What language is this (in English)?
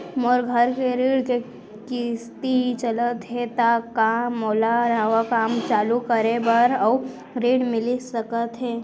Chhattisgarhi